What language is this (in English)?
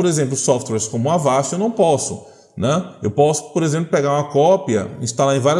Portuguese